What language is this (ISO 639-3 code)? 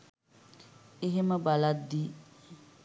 sin